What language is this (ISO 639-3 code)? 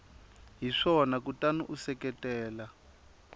tso